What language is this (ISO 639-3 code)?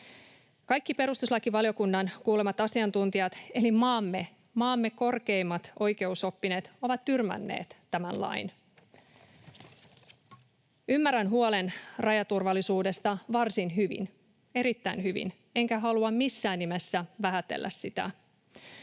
fin